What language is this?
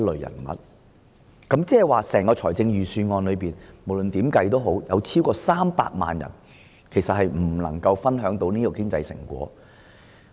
Cantonese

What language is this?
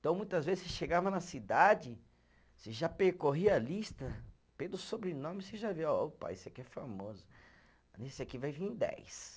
Portuguese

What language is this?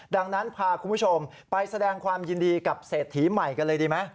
Thai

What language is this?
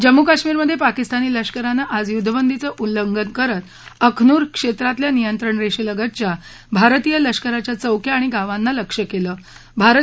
Marathi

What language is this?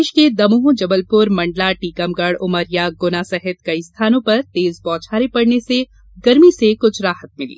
Hindi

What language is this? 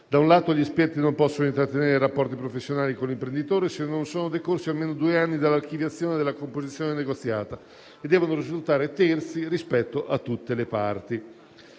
Italian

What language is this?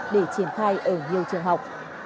Vietnamese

